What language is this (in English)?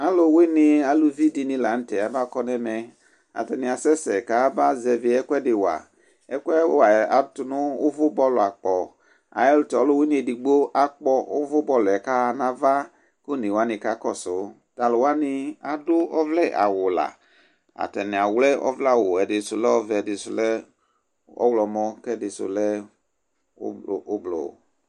Ikposo